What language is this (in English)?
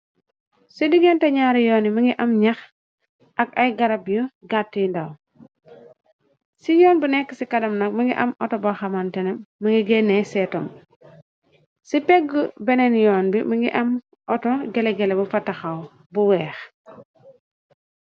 Wolof